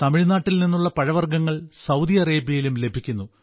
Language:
Malayalam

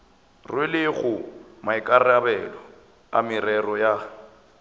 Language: Northern Sotho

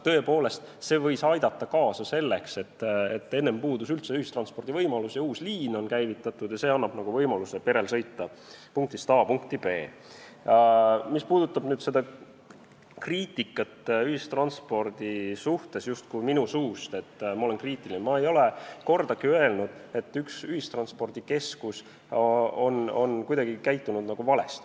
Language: Estonian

